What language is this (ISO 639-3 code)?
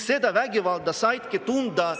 est